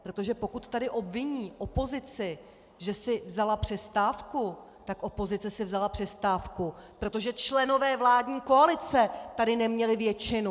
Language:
Czech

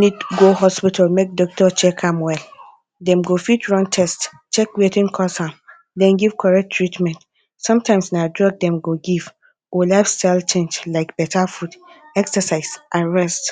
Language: Nigerian Pidgin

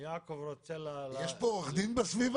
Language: Hebrew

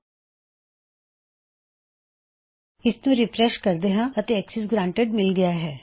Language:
Punjabi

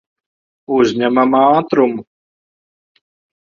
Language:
Latvian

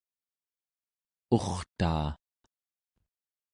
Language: Central Yupik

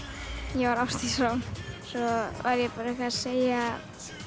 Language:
Icelandic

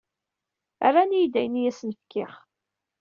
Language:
Kabyle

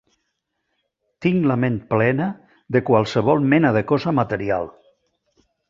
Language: Catalan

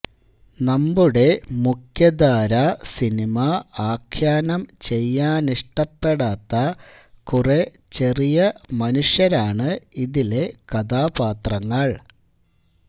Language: Malayalam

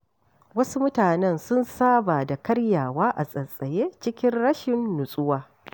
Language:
Hausa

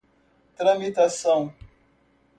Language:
Portuguese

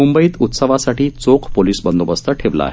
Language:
Marathi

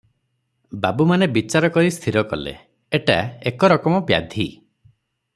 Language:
Odia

